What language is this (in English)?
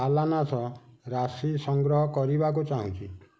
Odia